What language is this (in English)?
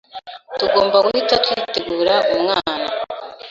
Kinyarwanda